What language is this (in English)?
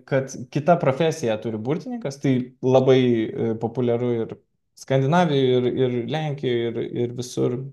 Lithuanian